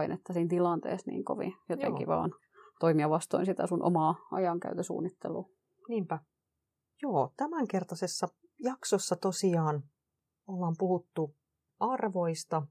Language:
Finnish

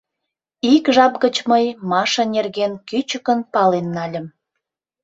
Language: Mari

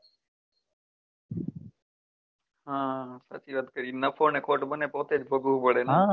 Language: Gujarati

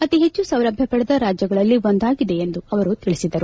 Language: Kannada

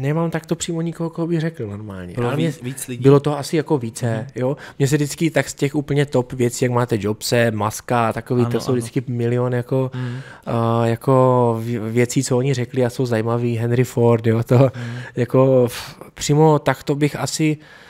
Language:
Czech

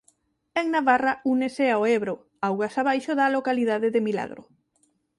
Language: Galician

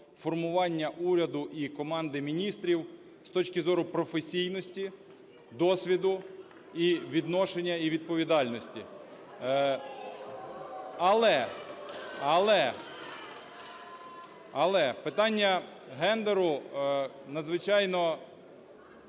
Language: Ukrainian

